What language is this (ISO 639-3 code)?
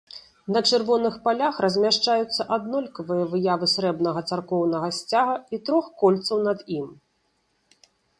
bel